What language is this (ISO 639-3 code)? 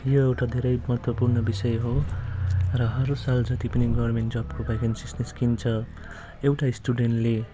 nep